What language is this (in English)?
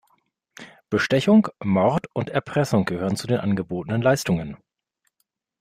German